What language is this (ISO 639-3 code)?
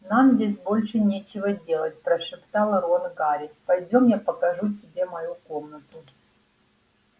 rus